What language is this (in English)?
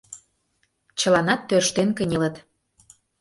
Mari